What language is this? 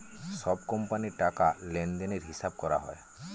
Bangla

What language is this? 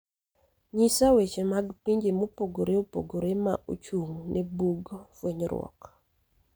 Luo (Kenya and Tanzania)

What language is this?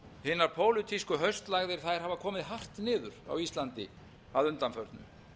Icelandic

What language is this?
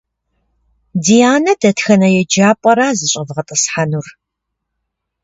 Kabardian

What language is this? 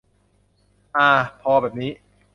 Thai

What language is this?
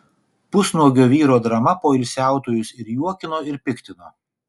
Lithuanian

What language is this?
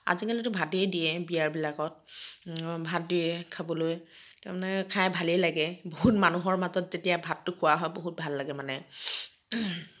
Assamese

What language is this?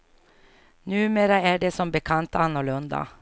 Swedish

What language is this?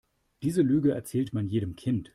German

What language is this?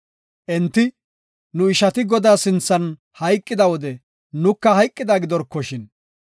Gofa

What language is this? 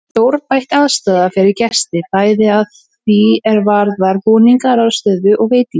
Icelandic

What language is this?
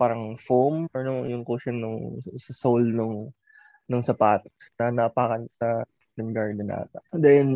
Filipino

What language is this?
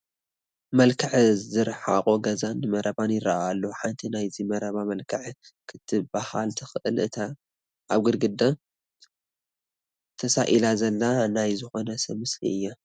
Tigrinya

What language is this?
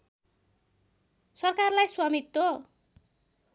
Nepali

